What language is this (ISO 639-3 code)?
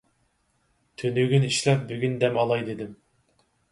uig